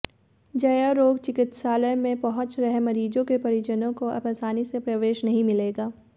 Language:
Hindi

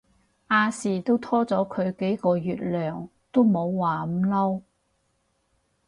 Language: Cantonese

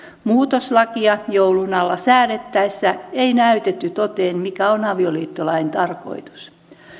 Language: Finnish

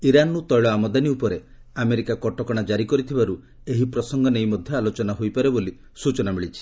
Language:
Odia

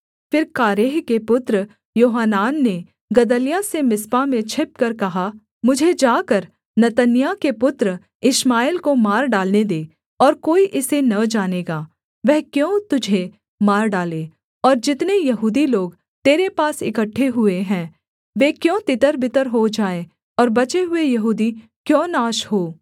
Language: Hindi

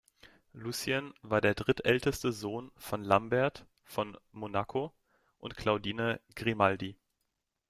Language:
German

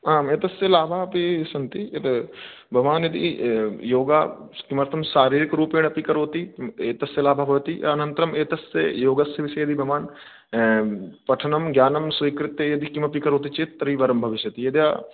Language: Sanskrit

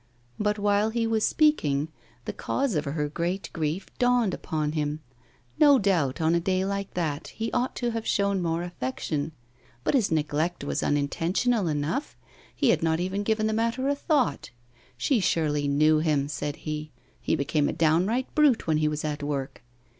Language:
English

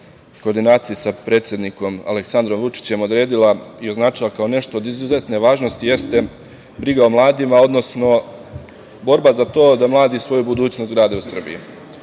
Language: Serbian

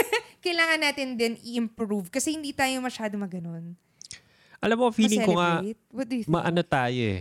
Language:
Filipino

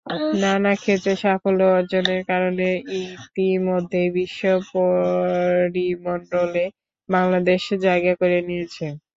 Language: Bangla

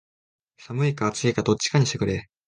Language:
Japanese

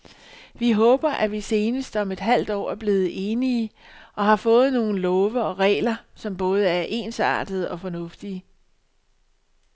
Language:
Danish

